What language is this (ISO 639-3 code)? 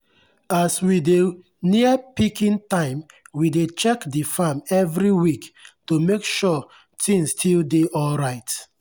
pcm